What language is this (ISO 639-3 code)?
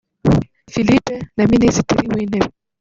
kin